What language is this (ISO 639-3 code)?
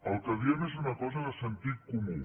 cat